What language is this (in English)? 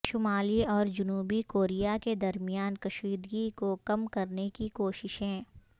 Urdu